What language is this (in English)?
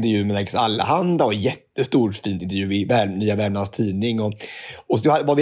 Swedish